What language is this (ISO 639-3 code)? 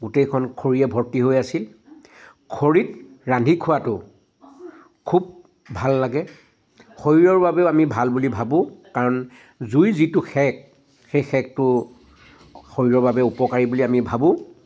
asm